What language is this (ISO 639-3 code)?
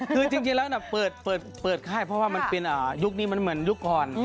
tha